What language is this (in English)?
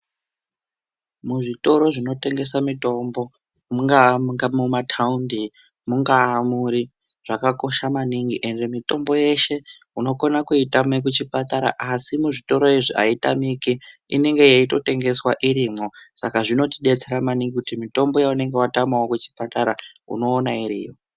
Ndau